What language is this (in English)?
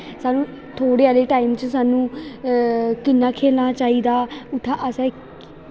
Dogri